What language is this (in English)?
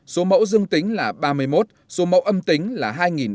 Vietnamese